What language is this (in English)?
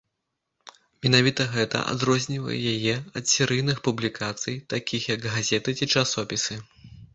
Belarusian